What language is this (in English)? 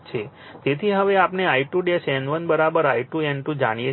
Gujarati